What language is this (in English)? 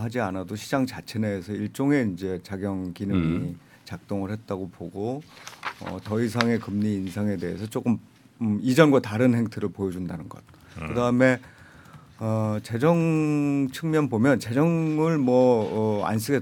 Korean